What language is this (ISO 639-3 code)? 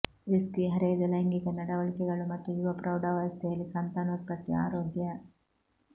kan